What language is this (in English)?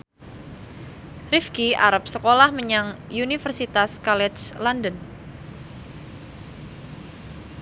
Javanese